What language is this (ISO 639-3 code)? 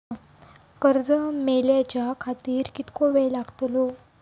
mar